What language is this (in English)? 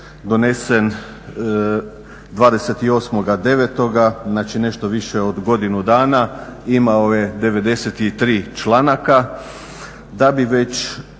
Croatian